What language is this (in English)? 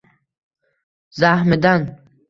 Uzbek